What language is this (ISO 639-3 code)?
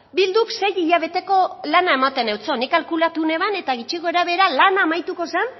eus